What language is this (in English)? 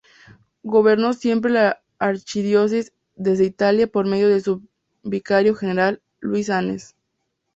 Spanish